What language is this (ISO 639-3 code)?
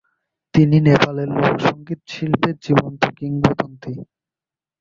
ben